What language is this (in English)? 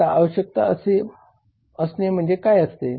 Marathi